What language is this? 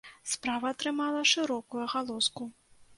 Belarusian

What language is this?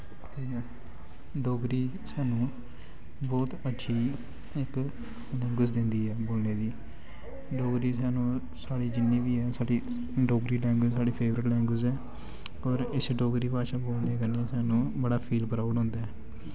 Dogri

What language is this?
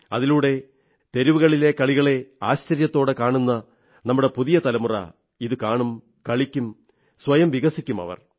Malayalam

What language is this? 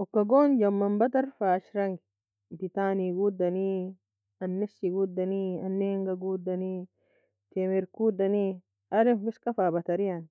Nobiin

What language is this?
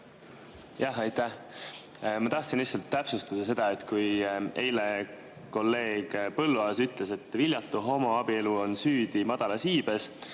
Estonian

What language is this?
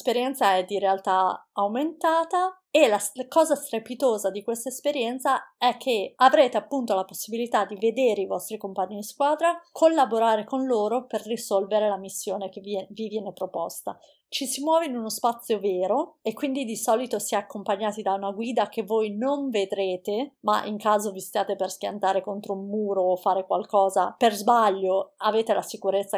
Italian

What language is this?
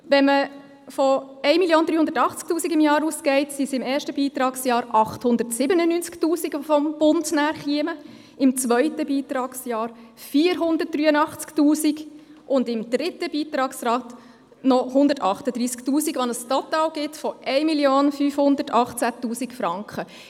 Swiss German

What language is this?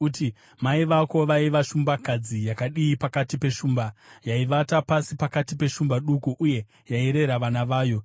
Shona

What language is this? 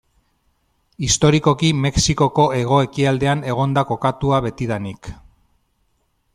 Basque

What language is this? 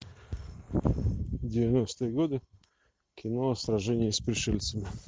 Russian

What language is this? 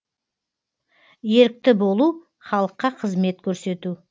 Kazakh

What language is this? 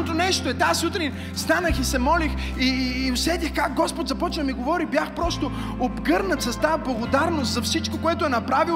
Bulgarian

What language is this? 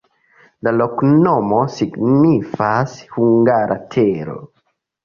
Esperanto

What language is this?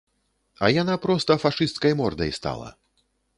Belarusian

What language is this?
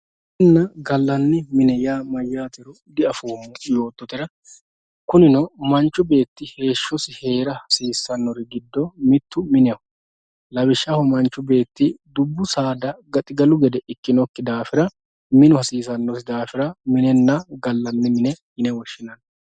Sidamo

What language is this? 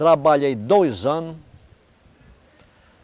Portuguese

